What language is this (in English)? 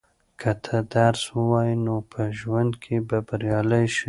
Pashto